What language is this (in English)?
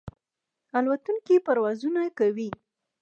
Pashto